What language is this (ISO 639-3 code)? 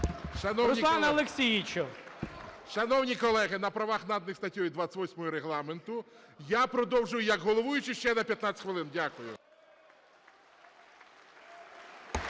ukr